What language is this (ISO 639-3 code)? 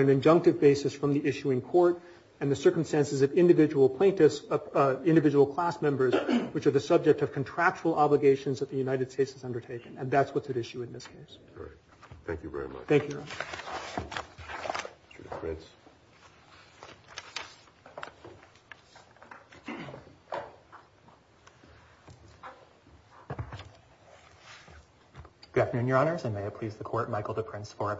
eng